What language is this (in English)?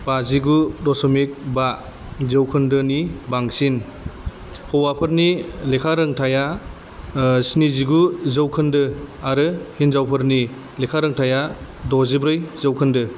Bodo